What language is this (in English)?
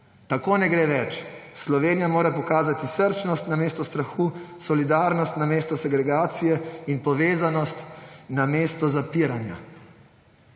Slovenian